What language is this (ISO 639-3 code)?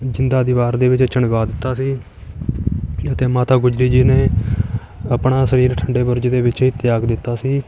pan